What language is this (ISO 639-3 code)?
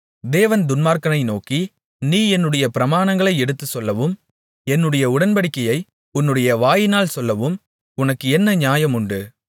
tam